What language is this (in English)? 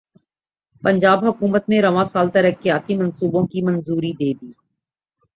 Urdu